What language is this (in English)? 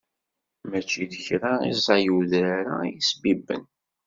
Kabyle